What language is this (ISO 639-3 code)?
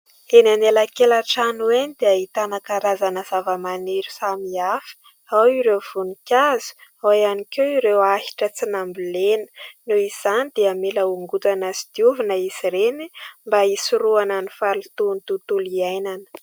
mlg